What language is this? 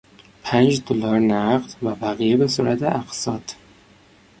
Persian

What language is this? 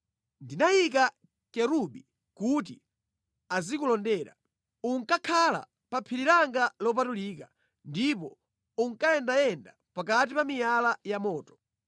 Nyanja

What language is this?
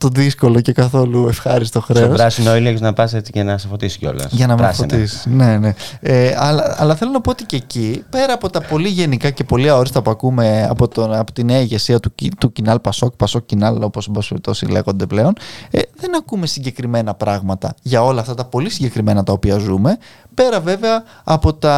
Greek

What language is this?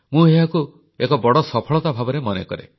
Odia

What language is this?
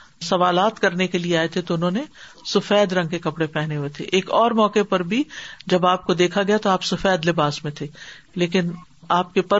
Urdu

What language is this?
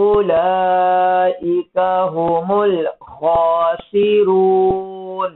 Arabic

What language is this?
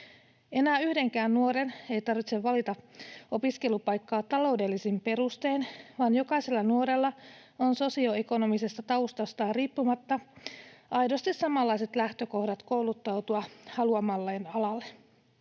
Finnish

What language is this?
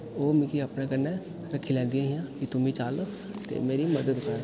Dogri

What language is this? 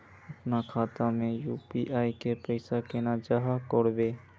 Magahi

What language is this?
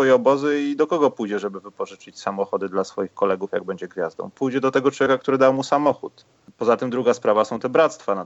Polish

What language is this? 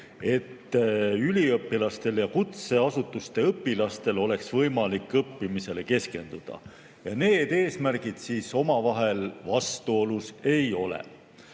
Estonian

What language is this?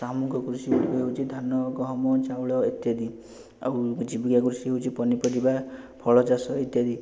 Odia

